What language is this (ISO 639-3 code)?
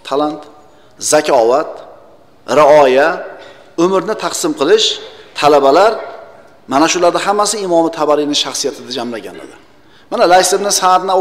tur